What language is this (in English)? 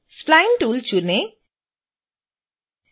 Hindi